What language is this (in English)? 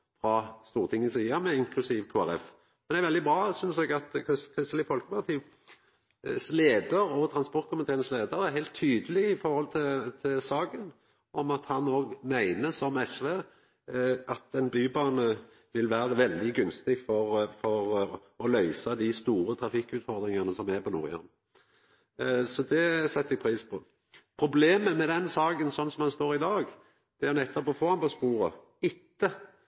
Norwegian Nynorsk